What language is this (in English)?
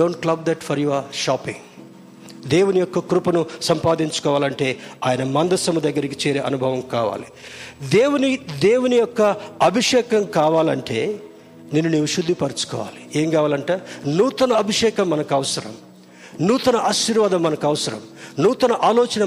Telugu